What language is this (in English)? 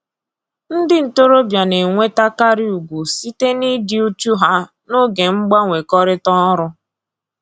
Igbo